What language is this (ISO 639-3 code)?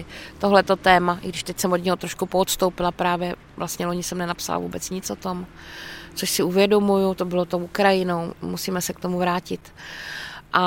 ces